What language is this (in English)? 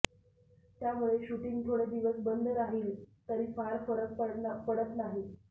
Marathi